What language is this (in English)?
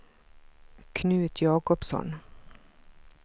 Swedish